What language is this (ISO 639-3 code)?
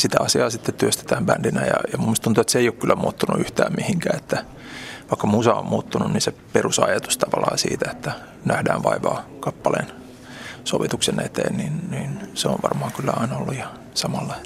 fin